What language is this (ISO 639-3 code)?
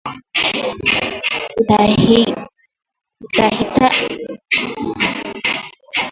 swa